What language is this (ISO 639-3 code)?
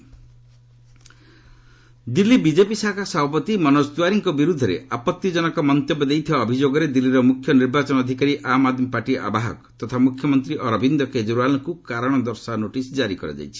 ori